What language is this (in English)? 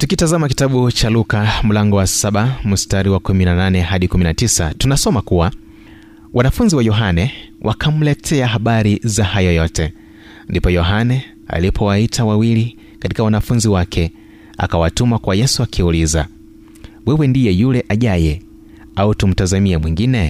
Swahili